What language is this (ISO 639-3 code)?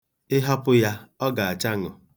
ibo